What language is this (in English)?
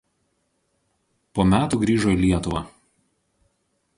Lithuanian